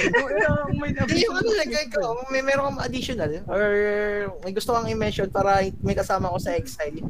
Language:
Filipino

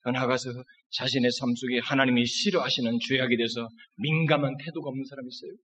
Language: Korean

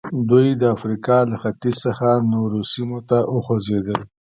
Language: Pashto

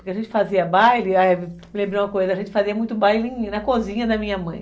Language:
Portuguese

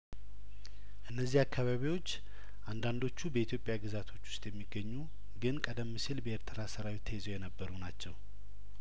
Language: Amharic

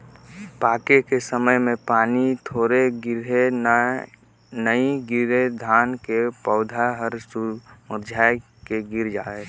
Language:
Chhattisgarhi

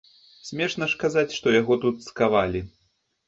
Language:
Belarusian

